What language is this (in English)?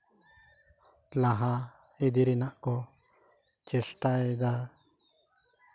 Santali